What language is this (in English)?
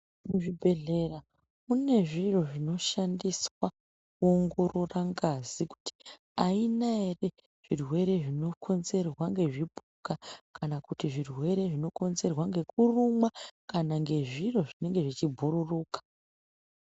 Ndau